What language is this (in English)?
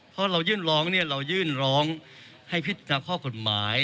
Thai